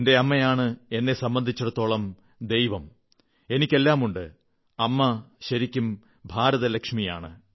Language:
Malayalam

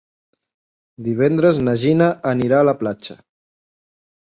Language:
Catalan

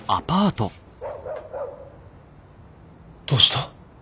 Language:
Japanese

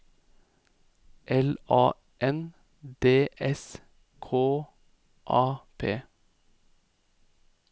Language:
Norwegian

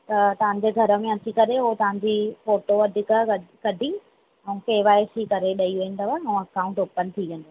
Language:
Sindhi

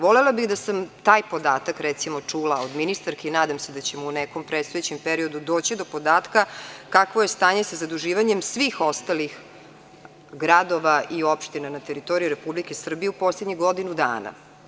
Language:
Serbian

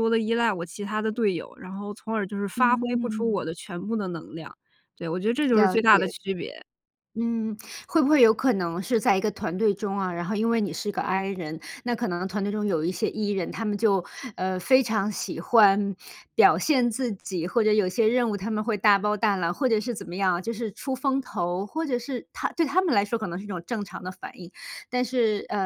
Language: Chinese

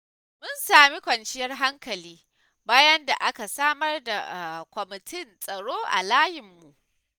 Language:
Hausa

